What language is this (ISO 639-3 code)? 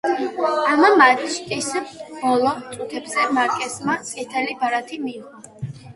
kat